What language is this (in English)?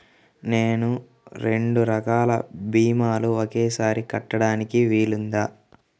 Telugu